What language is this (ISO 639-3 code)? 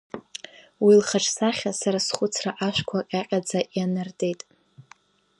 abk